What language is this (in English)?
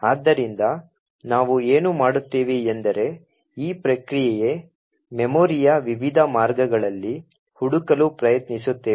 Kannada